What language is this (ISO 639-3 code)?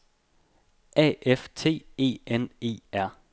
dan